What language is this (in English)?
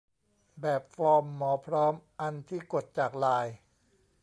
Thai